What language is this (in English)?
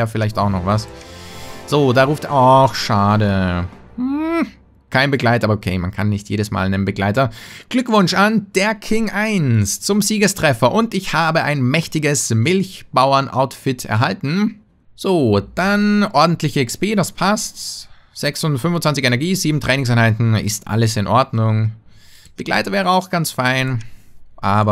German